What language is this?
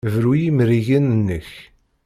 Kabyle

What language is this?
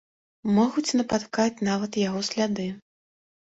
Belarusian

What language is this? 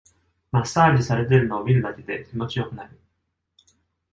Japanese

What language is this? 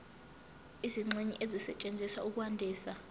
Zulu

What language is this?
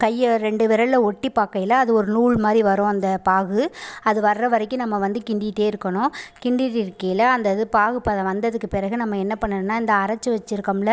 Tamil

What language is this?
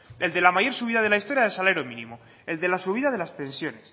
Spanish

